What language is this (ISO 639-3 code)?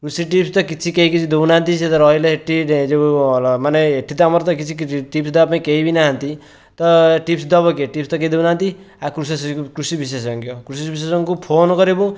ori